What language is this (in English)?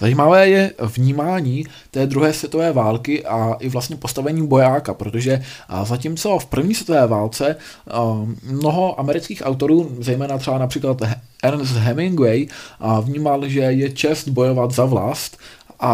Czech